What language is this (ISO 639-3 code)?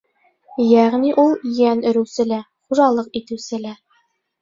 bak